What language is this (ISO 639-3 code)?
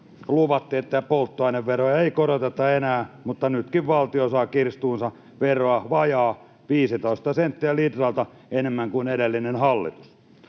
fin